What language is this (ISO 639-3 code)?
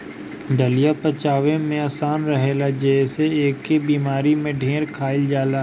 bho